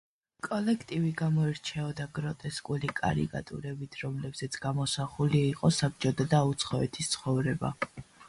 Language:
Georgian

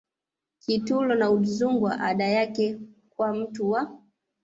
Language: Swahili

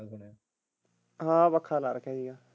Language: Punjabi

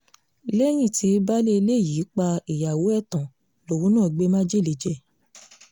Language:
Yoruba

